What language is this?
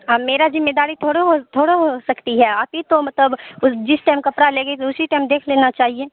Urdu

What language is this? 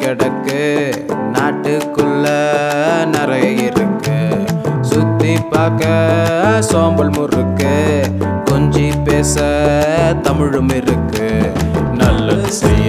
Tamil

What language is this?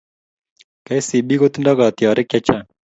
Kalenjin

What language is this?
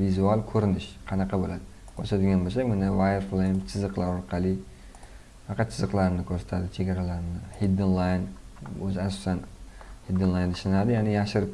Turkish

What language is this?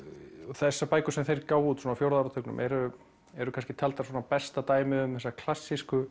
Icelandic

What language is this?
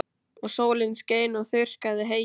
Icelandic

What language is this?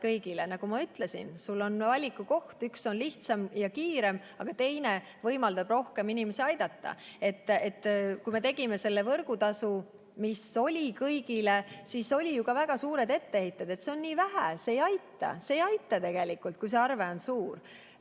Estonian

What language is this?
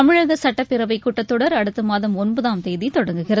Tamil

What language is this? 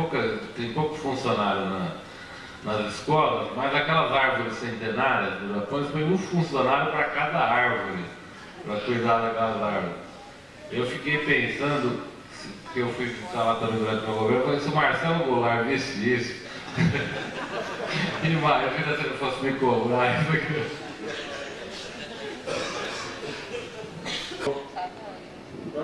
Portuguese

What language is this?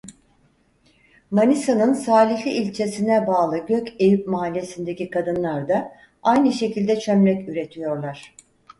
Turkish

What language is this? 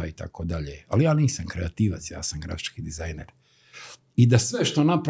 Croatian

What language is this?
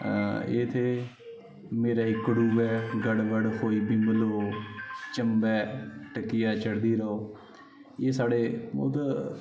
Dogri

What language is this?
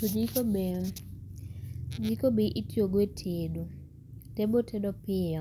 Luo (Kenya and Tanzania)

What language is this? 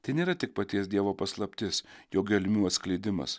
Lithuanian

